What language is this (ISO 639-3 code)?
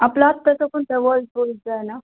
mar